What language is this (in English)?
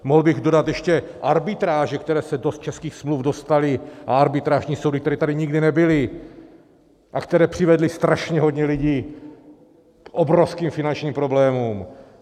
Czech